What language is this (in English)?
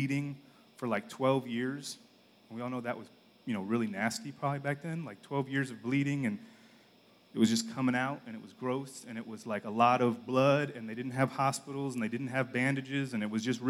English